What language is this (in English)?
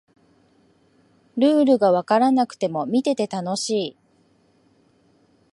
Japanese